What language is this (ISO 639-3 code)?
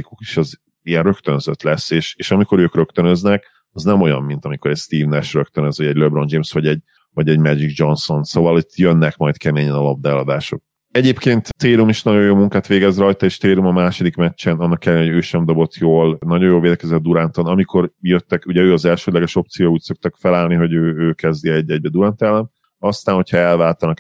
hun